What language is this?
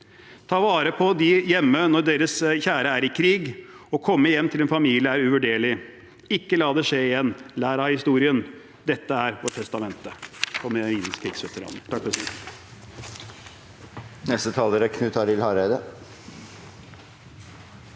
Norwegian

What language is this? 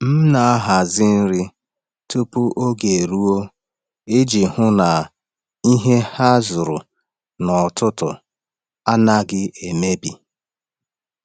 Igbo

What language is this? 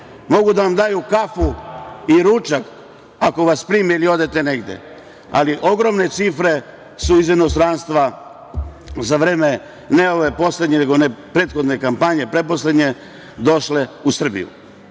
Serbian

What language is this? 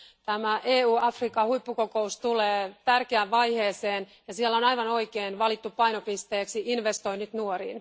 Finnish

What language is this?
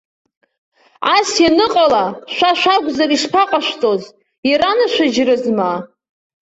Abkhazian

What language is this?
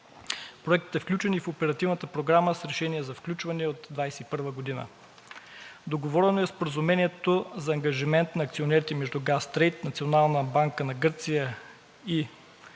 Bulgarian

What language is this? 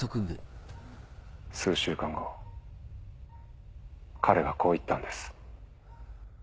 Japanese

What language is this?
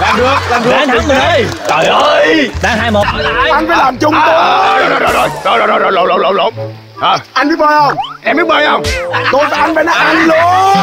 Vietnamese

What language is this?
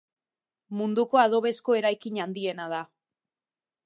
Basque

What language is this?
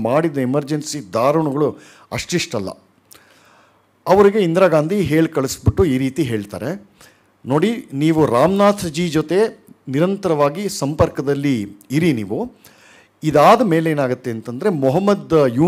Kannada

